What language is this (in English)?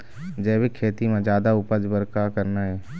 Chhattisgarhi